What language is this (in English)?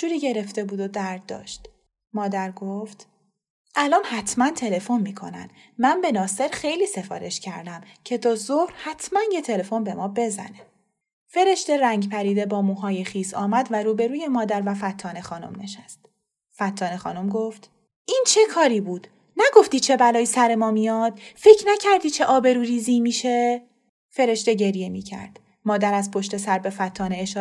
Persian